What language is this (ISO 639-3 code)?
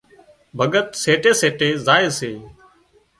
kxp